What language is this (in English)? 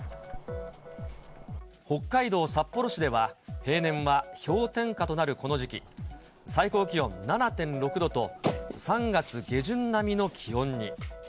Japanese